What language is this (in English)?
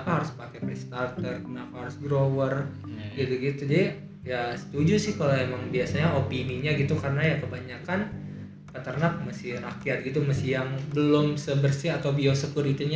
Indonesian